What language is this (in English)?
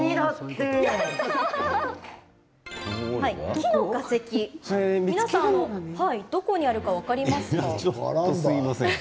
Japanese